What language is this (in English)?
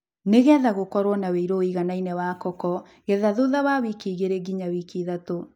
Kikuyu